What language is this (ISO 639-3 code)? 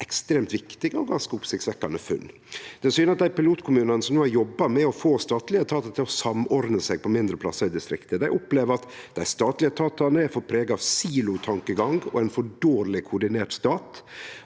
nor